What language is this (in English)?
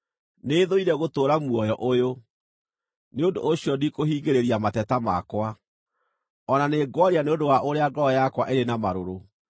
Kikuyu